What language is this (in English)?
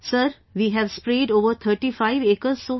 English